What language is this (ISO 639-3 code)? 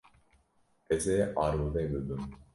kur